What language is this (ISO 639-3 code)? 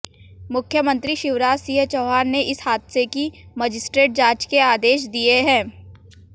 hin